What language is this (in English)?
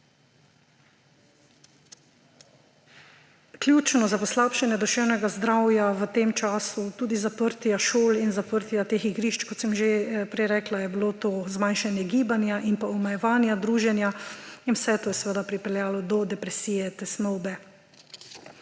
Slovenian